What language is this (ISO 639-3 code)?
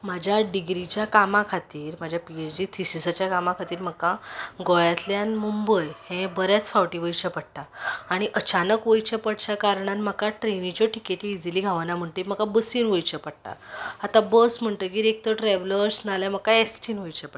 kok